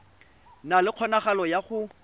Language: Tswana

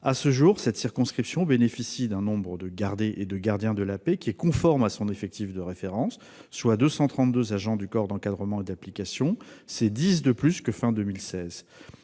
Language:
French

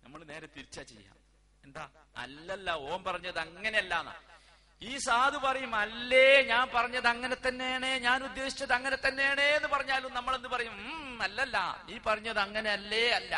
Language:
Malayalam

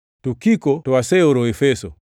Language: Luo (Kenya and Tanzania)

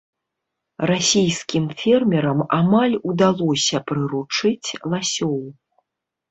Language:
Belarusian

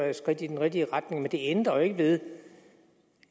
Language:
Danish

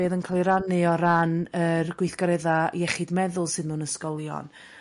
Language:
Welsh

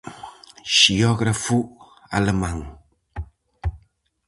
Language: Galician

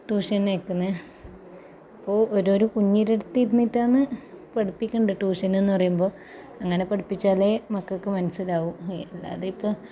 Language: Malayalam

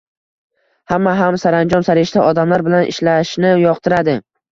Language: Uzbek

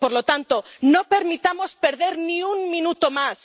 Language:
Spanish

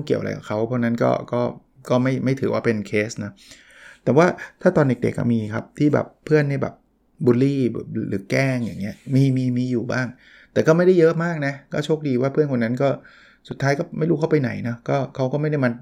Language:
Thai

